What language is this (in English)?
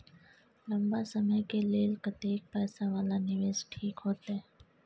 Maithili